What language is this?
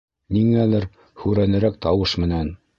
Bashkir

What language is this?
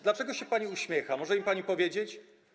Polish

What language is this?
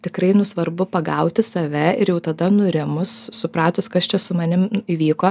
Lithuanian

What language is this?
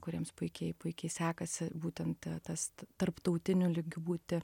Lithuanian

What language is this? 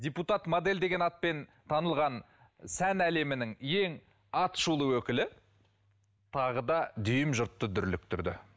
Kazakh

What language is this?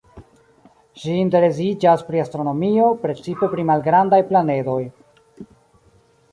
Esperanto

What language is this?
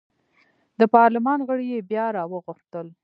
Pashto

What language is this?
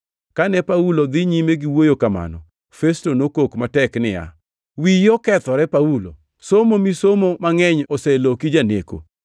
Luo (Kenya and Tanzania)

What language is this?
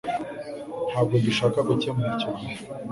Kinyarwanda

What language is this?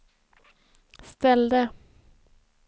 Swedish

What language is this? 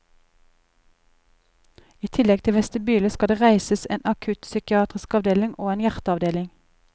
Norwegian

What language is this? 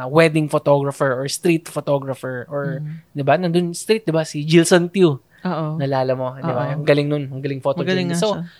Filipino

